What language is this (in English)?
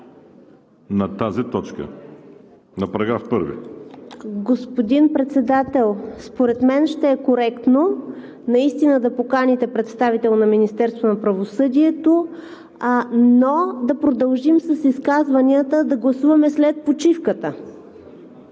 Bulgarian